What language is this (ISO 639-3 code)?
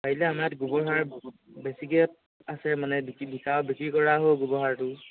asm